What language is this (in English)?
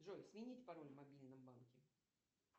Russian